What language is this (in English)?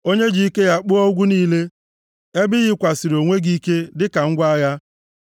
Igbo